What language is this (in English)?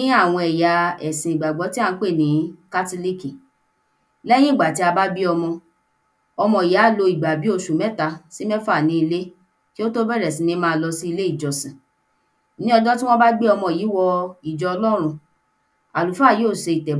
Yoruba